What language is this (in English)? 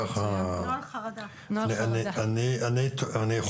Hebrew